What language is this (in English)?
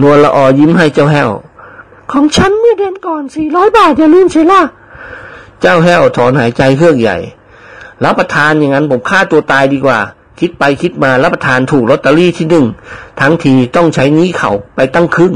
Thai